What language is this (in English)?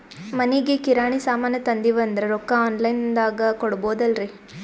Kannada